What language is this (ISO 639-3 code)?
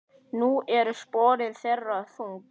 isl